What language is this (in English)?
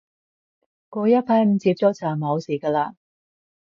Cantonese